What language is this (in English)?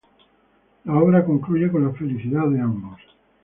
Spanish